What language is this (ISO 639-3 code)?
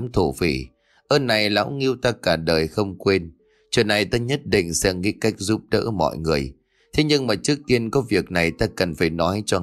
vie